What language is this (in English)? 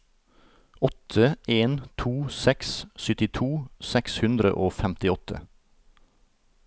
Norwegian